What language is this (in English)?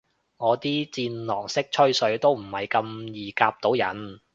Cantonese